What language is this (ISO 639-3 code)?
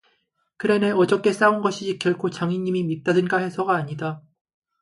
kor